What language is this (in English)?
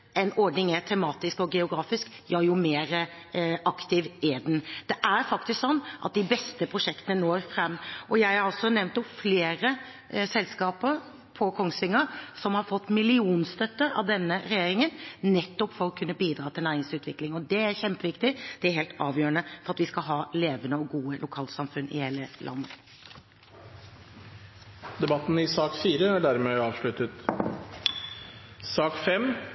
Norwegian Bokmål